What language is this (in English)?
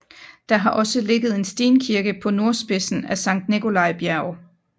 Danish